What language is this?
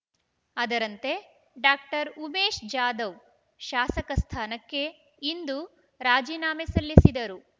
Kannada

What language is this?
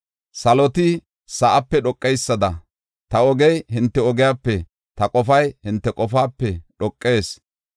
Gofa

